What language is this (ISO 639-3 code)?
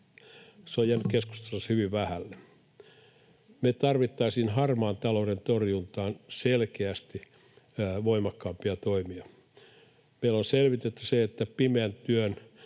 fin